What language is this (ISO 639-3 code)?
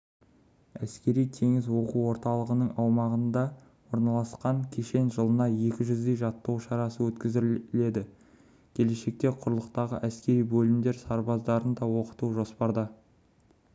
kaz